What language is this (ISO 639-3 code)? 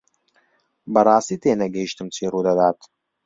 ckb